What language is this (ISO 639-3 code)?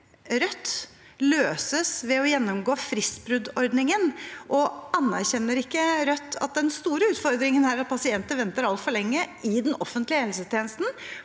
nor